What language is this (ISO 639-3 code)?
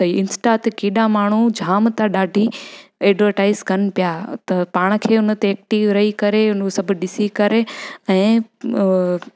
snd